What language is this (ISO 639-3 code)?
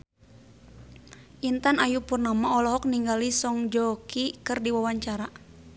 sun